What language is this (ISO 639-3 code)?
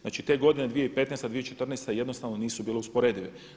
hrv